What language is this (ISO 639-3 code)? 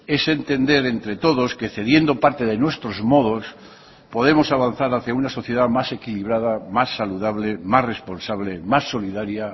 spa